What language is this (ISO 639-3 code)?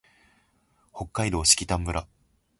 jpn